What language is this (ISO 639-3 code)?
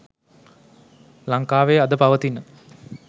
sin